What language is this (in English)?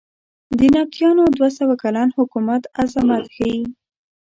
Pashto